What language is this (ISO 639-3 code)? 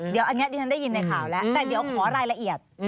tha